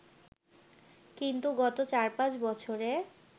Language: Bangla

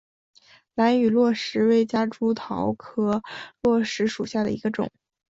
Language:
Chinese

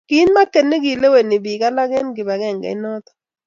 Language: Kalenjin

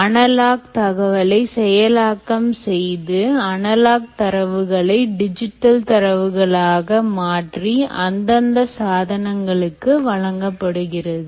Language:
Tamil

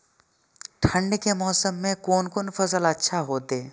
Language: Maithili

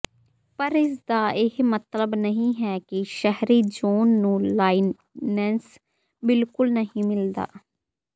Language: Punjabi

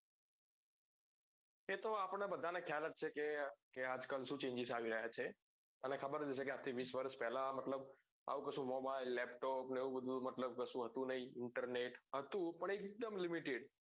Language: Gujarati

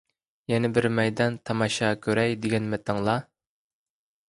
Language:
Uyghur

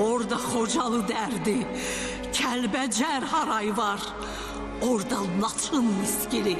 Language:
Turkish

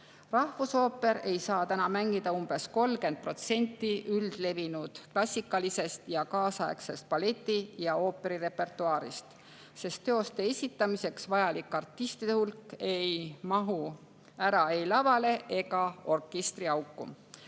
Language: Estonian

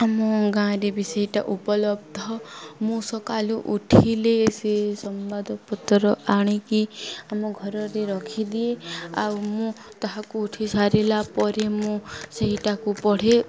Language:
Odia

